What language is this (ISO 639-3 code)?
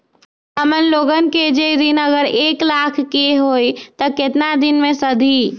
mag